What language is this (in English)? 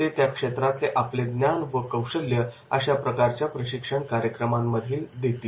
Marathi